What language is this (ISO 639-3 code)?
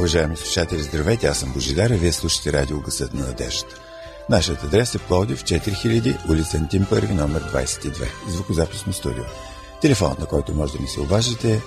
bul